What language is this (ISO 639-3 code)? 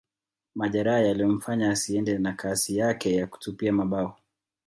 swa